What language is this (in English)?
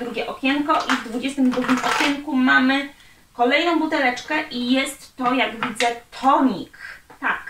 Polish